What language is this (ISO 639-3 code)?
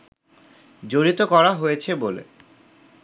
ben